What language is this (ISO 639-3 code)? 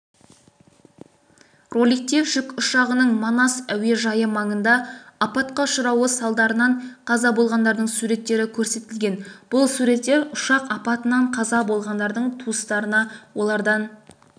kaz